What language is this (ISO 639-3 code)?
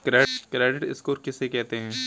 hin